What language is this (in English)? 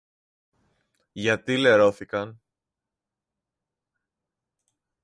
Greek